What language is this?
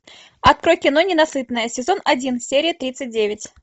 Russian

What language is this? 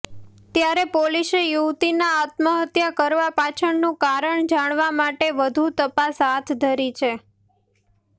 Gujarati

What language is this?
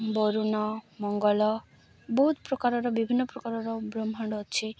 Odia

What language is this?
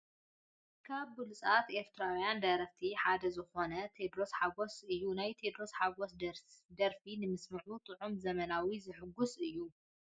Tigrinya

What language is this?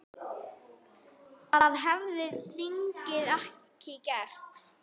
Icelandic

